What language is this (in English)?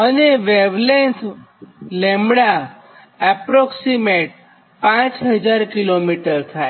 Gujarati